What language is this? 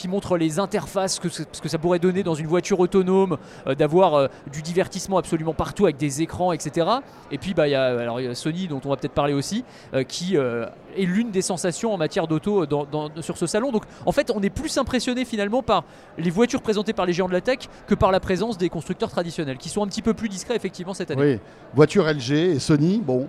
French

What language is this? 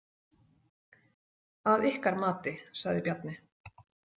Icelandic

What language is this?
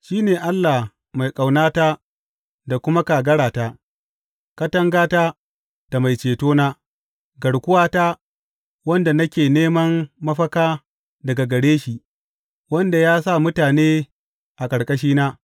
Hausa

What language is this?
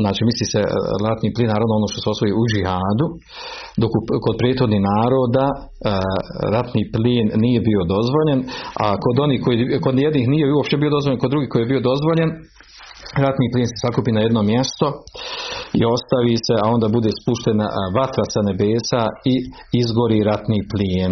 Croatian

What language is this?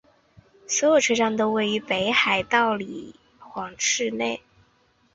Chinese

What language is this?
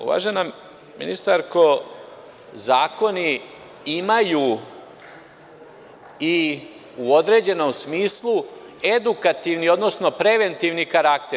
Serbian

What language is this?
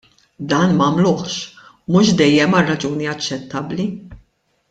Maltese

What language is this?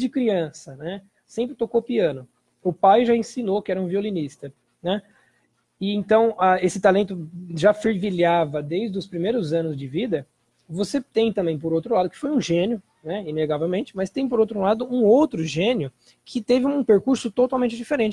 Portuguese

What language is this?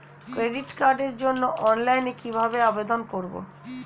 Bangla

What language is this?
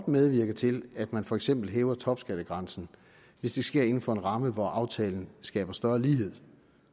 Danish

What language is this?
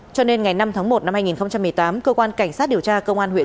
Vietnamese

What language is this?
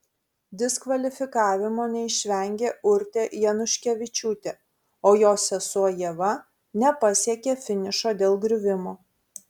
Lithuanian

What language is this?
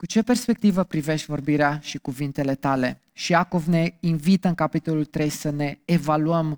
Romanian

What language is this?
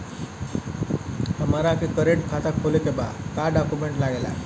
Bhojpuri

